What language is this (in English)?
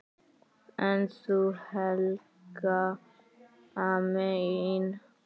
Icelandic